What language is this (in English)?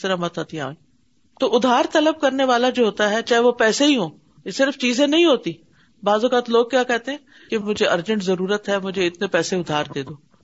Urdu